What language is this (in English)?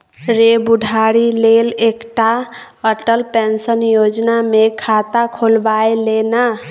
Maithili